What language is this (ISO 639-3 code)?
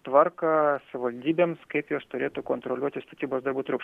lit